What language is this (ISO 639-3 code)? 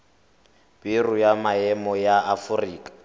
tsn